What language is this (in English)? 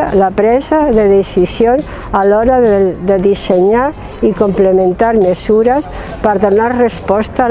Catalan